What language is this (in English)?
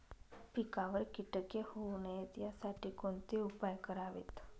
Marathi